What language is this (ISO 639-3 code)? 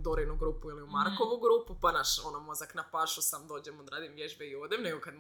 hrv